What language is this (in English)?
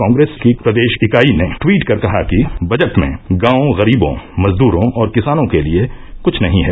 Hindi